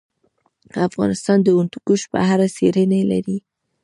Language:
Pashto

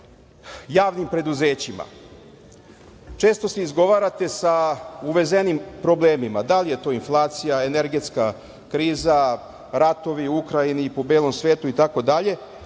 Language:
Serbian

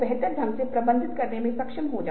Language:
Hindi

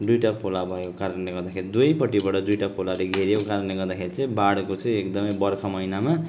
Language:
Nepali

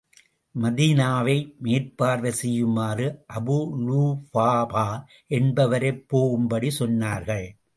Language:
Tamil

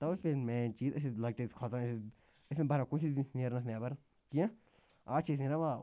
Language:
Kashmiri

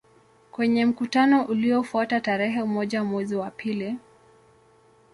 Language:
Swahili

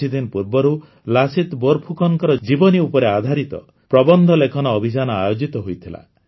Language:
Odia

